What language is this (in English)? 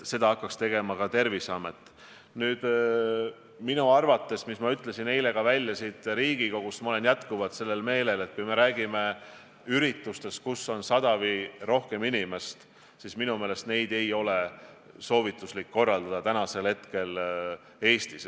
Estonian